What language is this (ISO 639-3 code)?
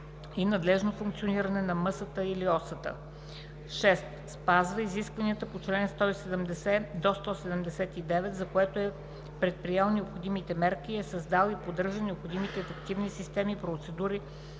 bul